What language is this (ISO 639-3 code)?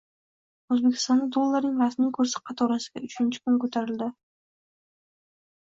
uzb